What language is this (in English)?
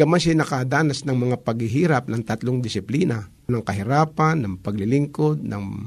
Filipino